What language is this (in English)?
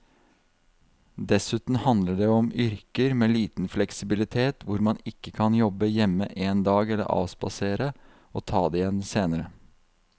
Norwegian